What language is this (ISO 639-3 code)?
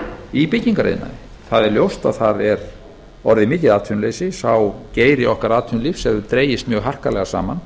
isl